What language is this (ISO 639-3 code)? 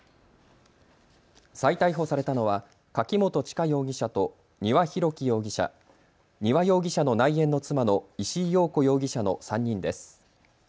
jpn